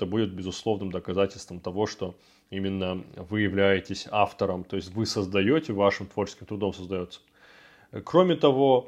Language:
Russian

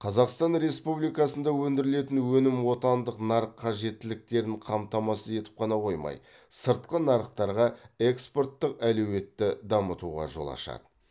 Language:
Kazakh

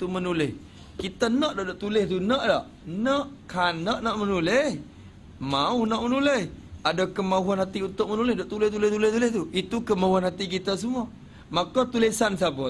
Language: Malay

